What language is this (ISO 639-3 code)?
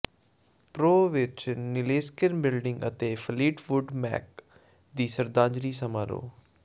pan